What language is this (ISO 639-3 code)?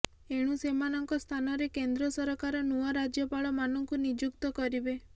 ori